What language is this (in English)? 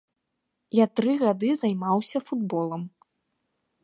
Belarusian